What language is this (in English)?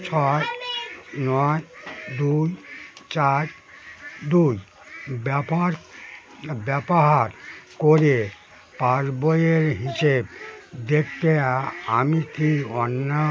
Bangla